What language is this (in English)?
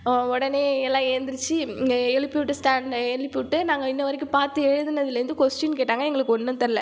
Tamil